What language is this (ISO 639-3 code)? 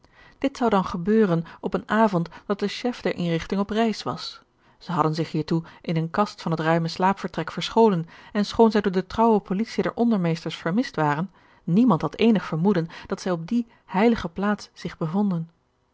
nld